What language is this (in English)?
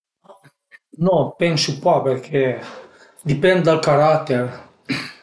Piedmontese